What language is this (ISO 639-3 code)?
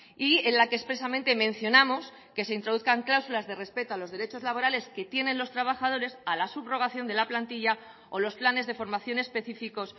spa